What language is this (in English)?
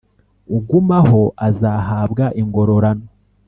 Kinyarwanda